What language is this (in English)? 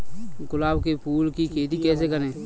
Hindi